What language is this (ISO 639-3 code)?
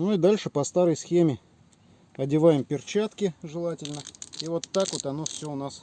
rus